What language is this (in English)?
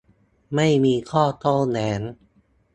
Thai